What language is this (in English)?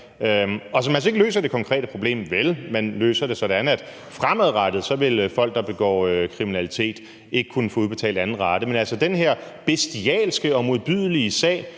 Danish